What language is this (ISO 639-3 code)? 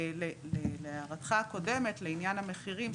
heb